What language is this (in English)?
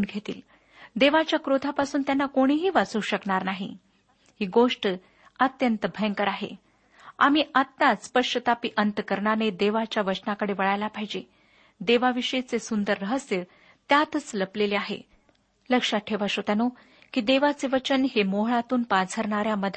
Marathi